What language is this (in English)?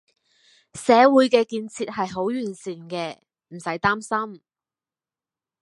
Cantonese